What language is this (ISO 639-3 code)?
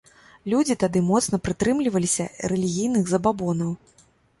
bel